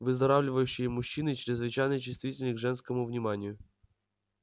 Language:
Russian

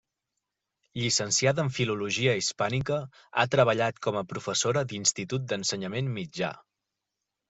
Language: Catalan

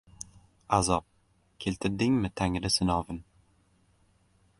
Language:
Uzbek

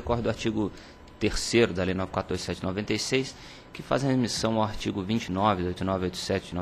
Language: Portuguese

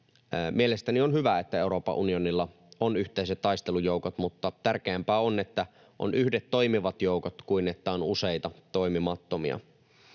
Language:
Finnish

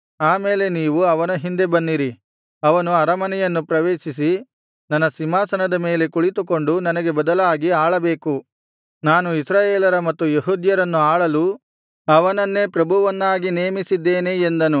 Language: Kannada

